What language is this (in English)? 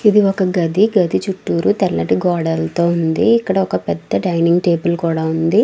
Telugu